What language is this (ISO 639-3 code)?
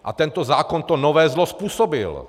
ces